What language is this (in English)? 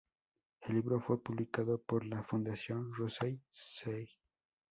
Spanish